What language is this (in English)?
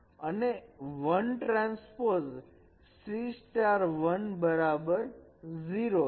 Gujarati